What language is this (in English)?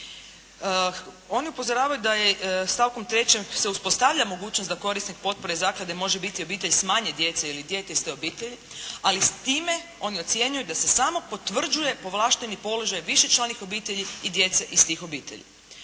Croatian